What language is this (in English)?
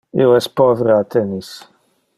Interlingua